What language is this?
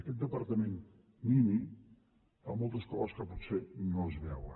Catalan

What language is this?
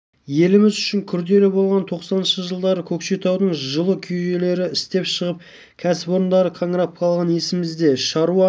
Kazakh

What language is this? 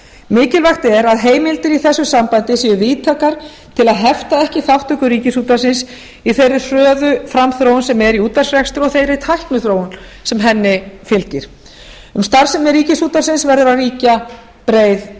Icelandic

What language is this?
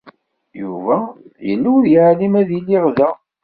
Kabyle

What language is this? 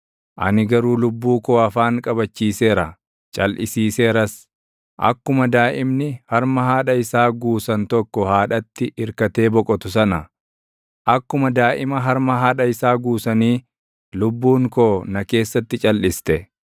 Oromo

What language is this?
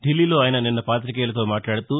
Telugu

